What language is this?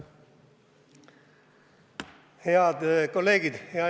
Estonian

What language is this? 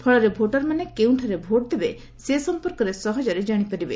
Odia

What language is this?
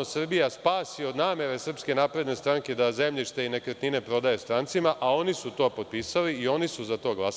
Serbian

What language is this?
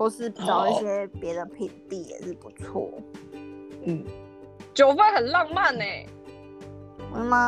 Chinese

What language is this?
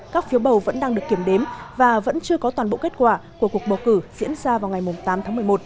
Vietnamese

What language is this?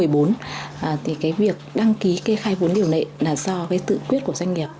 Vietnamese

